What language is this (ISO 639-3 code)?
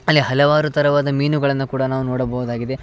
kan